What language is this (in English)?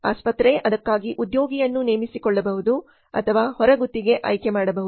Kannada